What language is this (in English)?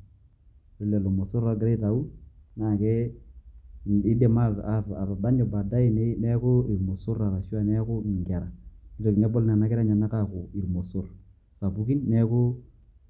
Masai